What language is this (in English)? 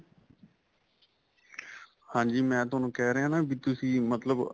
Punjabi